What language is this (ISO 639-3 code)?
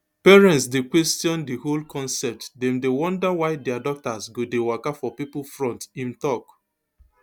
pcm